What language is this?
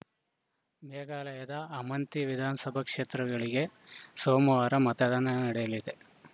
Kannada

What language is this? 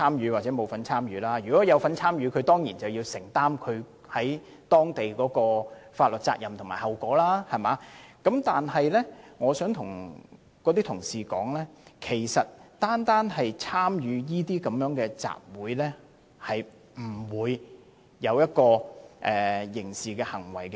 Cantonese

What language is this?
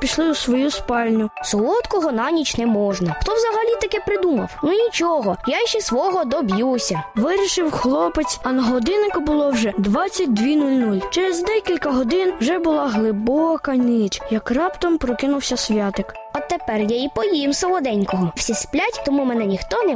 Ukrainian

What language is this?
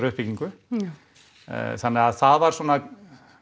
Icelandic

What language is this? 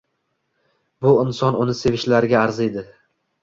Uzbek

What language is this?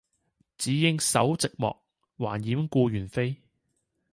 Cantonese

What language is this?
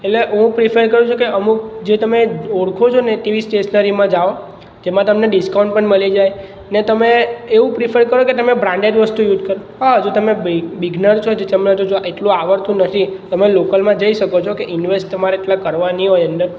Gujarati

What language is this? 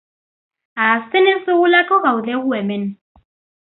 Basque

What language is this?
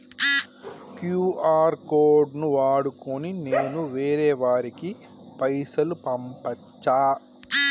Telugu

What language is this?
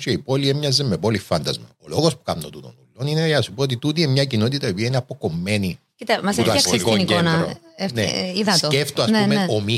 Greek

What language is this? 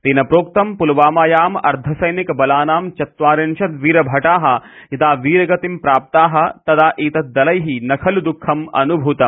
Sanskrit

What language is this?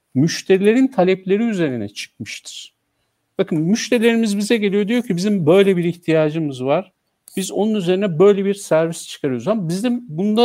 Turkish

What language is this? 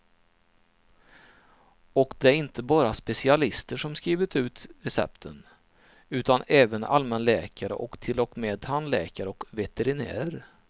Swedish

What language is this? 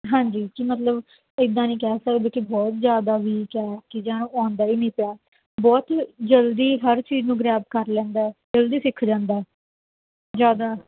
Punjabi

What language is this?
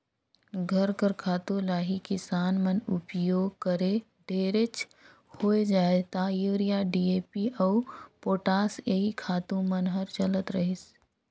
Chhattisgarhi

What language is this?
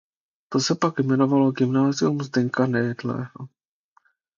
Czech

